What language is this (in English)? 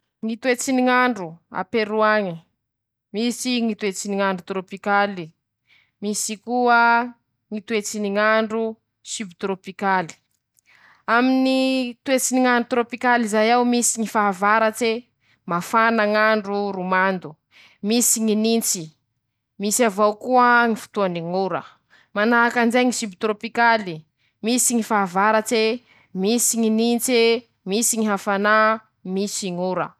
Masikoro Malagasy